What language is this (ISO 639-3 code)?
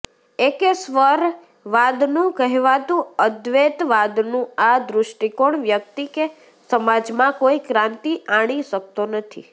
guj